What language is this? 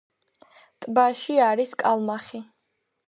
Georgian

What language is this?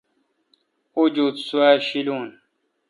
Kalkoti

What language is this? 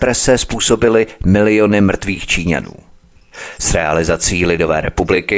Czech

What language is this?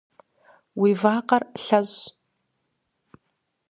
Kabardian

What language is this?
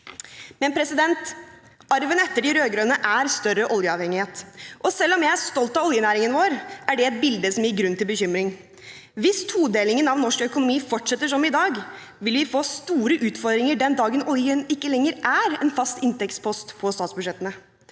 Norwegian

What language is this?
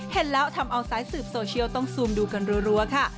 Thai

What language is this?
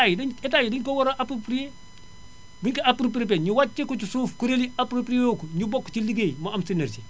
Wolof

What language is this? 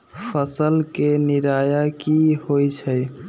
Magahi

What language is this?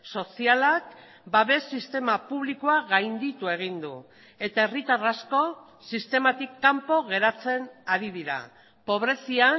Basque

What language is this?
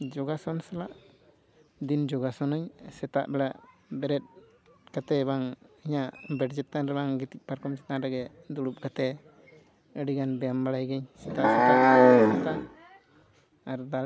Santali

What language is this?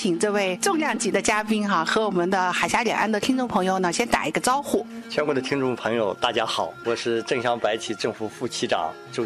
Chinese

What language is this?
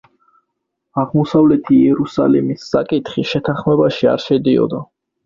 Georgian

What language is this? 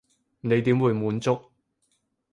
Cantonese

